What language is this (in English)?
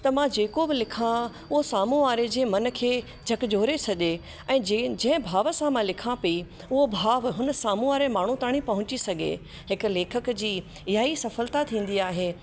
Sindhi